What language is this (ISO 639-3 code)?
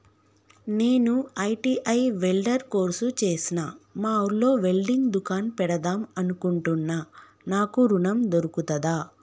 tel